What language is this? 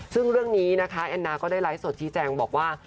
Thai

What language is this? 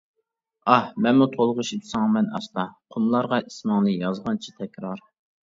Uyghur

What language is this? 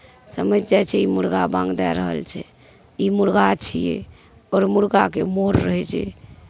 Maithili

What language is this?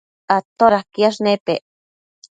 Matsés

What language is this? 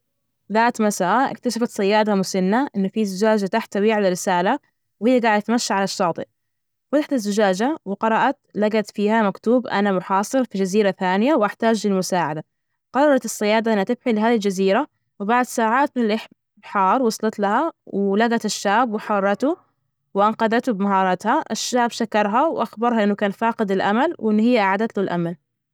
Najdi Arabic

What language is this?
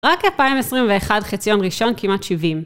Hebrew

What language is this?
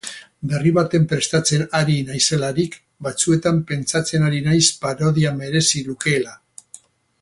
Basque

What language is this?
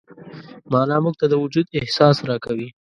Pashto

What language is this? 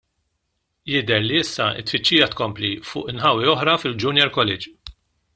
Maltese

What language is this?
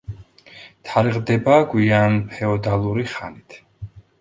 Georgian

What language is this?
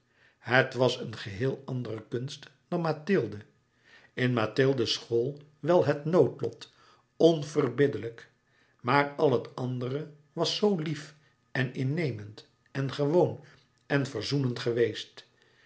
Dutch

